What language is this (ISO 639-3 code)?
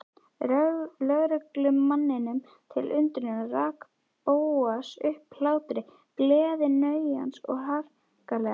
isl